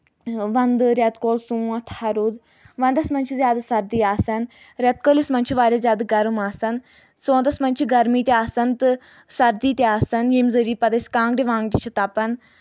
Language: Kashmiri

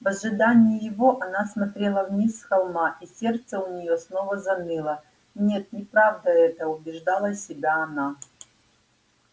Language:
Russian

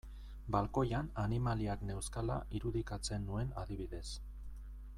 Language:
Basque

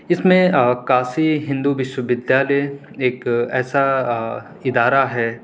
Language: Urdu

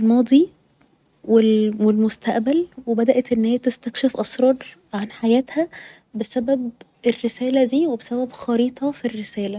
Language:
Egyptian Arabic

